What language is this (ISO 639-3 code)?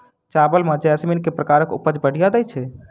mai